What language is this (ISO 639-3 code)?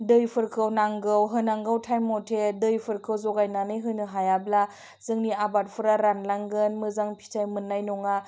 brx